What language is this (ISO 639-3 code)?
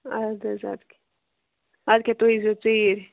kas